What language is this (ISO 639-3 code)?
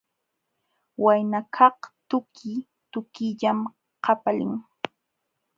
qxw